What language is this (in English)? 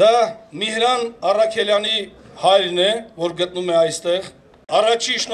Romanian